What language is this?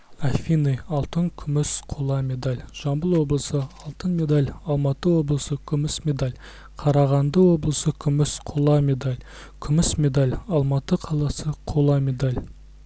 Kazakh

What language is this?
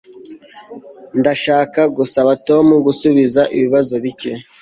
Kinyarwanda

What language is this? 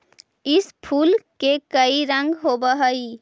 Magahi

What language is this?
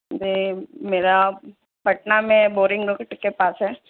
Urdu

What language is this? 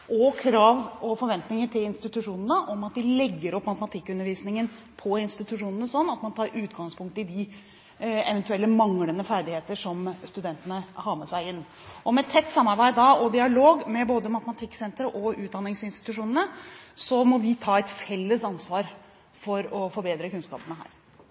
Norwegian Bokmål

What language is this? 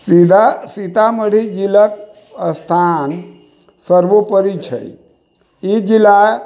Maithili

